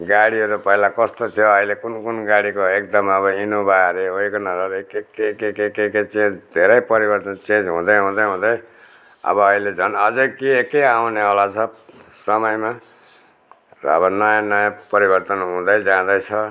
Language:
Nepali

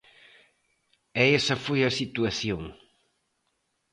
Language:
Galician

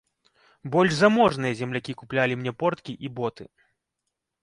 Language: Belarusian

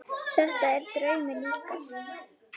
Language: Icelandic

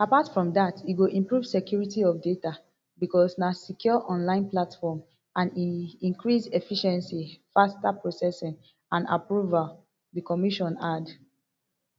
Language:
Nigerian Pidgin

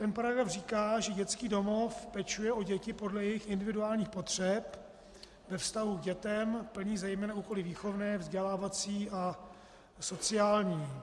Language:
Czech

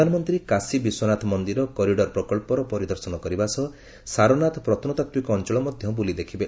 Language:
Odia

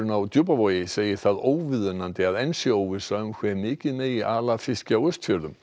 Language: Icelandic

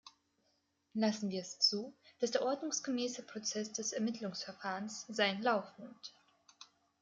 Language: German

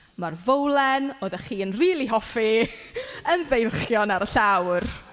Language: Welsh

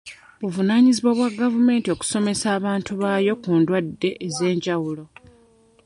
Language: Ganda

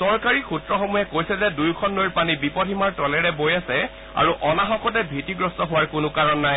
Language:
Assamese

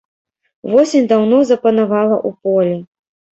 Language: Belarusian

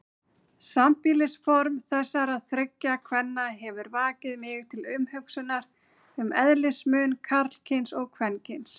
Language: Icelandic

